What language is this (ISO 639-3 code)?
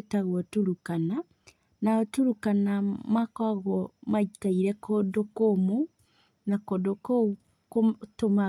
kik